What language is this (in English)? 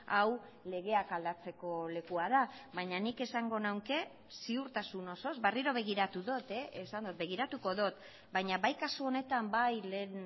Basque